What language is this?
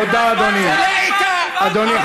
Hebrew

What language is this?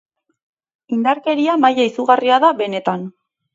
Basque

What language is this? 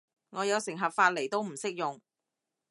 Cantonese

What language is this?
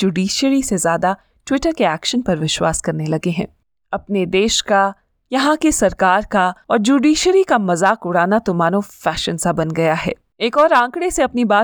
Hindi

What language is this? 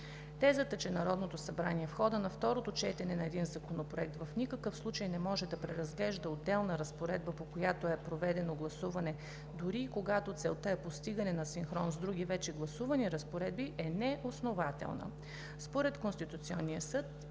Bulgarian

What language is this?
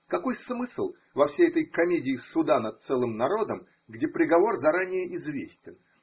Russian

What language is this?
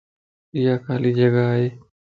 Lasi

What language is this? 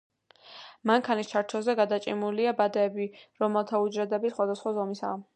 Georgian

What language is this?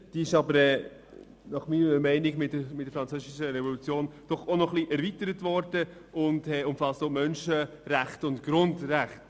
Swiss German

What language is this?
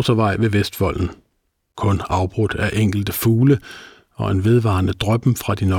Danish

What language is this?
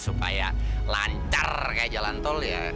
Indonesian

